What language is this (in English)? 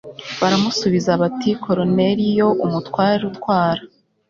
Kinyarwanda